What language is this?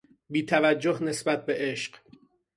Persian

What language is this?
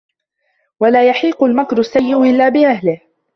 Arabic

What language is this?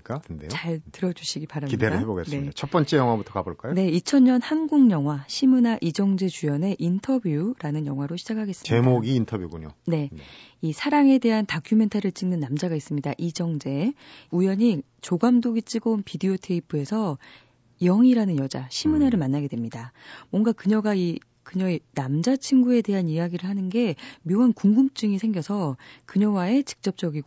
Korean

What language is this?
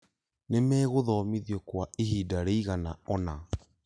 Kikuyu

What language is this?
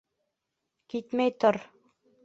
Bashkir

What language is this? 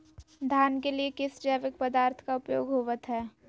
Magahi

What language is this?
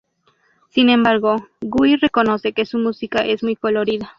Spanish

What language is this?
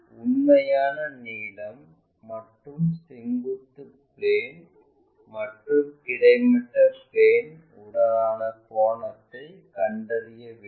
Tamil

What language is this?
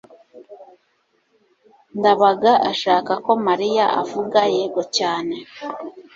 Kinyarwanda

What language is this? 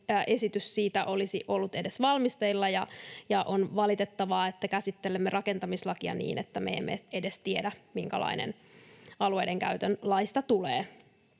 Finnish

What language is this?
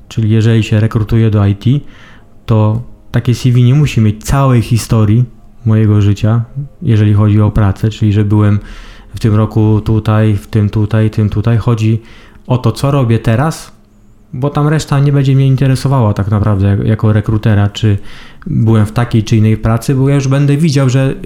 Polish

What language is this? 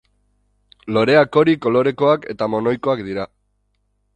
Basque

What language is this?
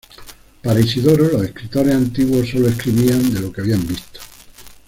Spanish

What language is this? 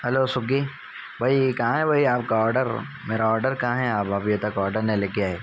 Urdu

